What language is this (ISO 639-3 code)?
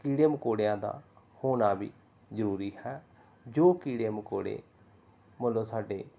pan